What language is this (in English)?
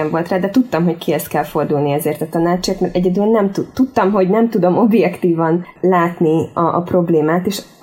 Hungarian